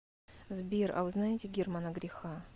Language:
Russian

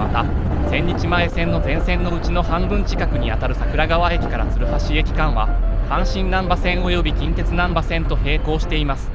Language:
Japanese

